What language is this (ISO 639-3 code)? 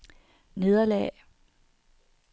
dan